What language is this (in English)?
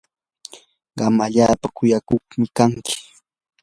Yanahuanca Pasco Quechua